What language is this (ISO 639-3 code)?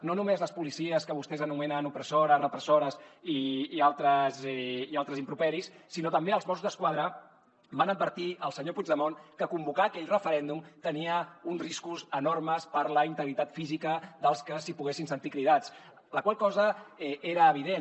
cat